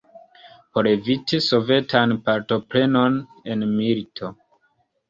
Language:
Esperanto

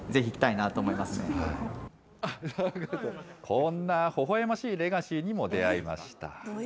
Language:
Japanese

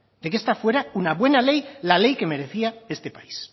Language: Spanish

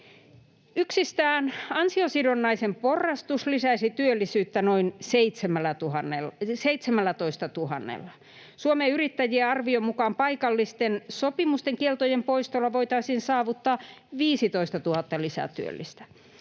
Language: Finnish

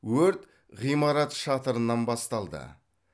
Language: Kazakh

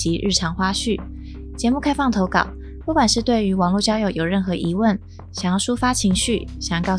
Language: Chinese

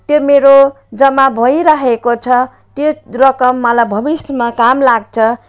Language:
Nepali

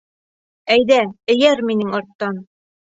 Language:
Bashkir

